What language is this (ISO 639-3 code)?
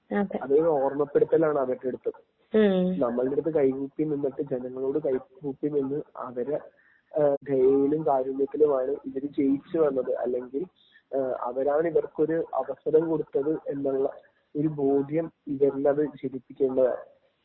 mal